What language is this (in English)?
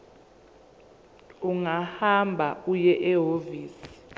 Zulu